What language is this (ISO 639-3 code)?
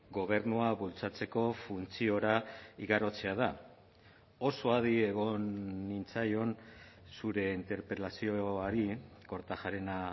eus